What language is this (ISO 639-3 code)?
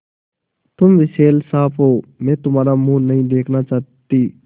hin